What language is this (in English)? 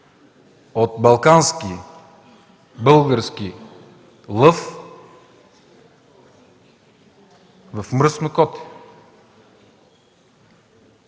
Bulgarian